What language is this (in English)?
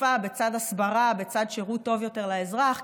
Hebrew